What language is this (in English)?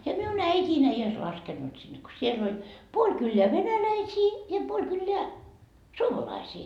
Finnish